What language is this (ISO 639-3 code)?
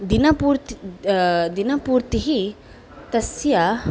san